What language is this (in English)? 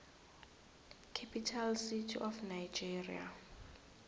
South Ndebele